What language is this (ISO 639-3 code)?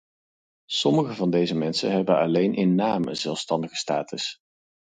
nld